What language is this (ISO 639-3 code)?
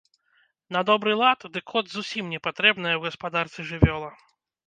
bel